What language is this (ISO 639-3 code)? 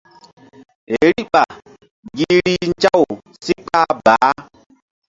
mdd